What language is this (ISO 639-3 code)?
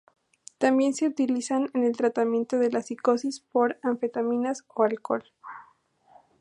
spa